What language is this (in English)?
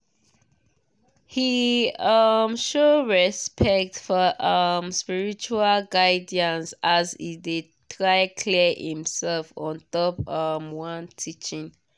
Nigerian Pidgin